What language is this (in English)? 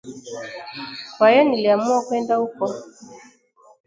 Swahili